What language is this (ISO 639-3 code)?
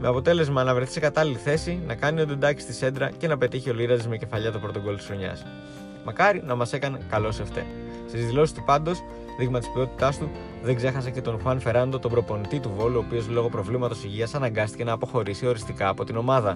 ell